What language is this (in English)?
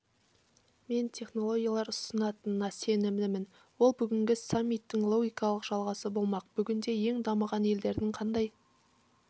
Kazakh